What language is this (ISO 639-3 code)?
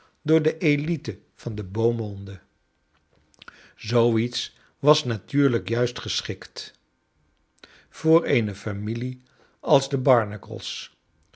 nld